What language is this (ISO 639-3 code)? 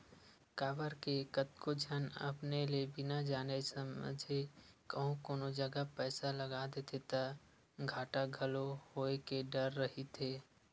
hne